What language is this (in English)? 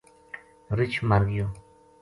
Gujari